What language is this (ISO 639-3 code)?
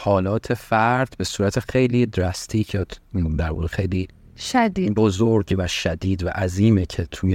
fas